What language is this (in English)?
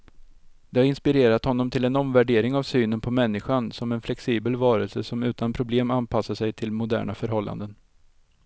Swedish